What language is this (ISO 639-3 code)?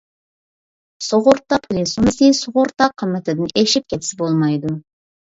uig